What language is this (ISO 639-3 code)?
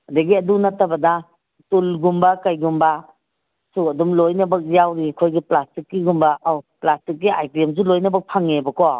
mni